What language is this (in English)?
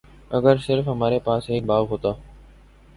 Urdu